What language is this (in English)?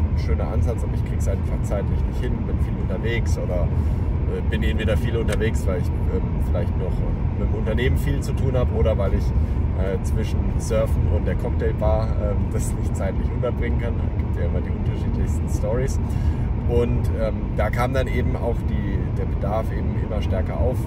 German